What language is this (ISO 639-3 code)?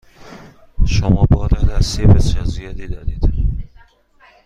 fas